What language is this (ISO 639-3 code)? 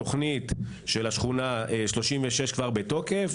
heb